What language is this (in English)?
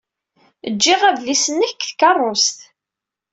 Kabyle